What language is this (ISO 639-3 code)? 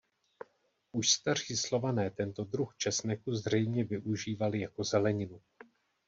ces